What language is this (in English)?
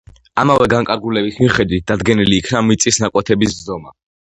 Georgian